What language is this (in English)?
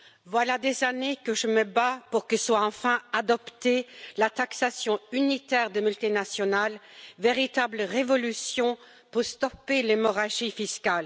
French